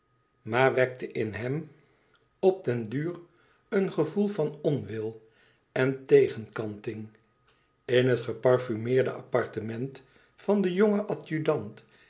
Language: Dutch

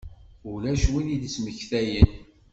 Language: Kabyle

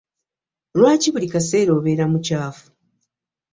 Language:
Ganda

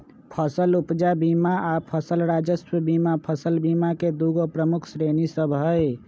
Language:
Magahi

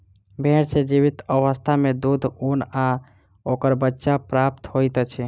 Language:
Maithili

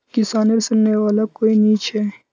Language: Magahi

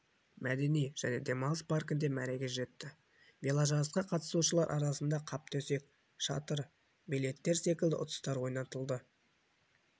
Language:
Kazakh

